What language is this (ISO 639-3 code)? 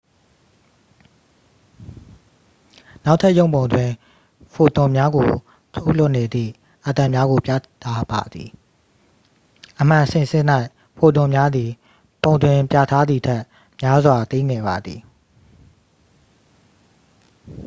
mya